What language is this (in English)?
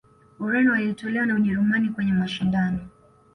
Swahili